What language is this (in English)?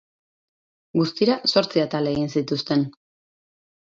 Basque